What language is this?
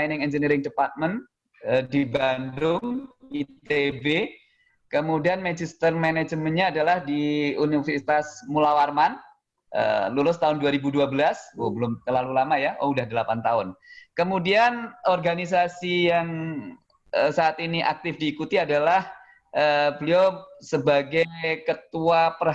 Indonesian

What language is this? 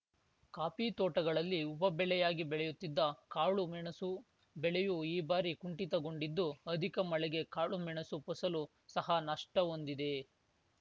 Kannada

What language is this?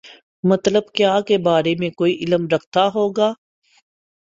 Urdu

